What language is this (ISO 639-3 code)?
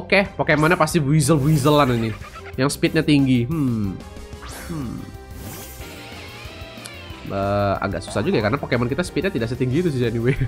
ind